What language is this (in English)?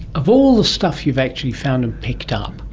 English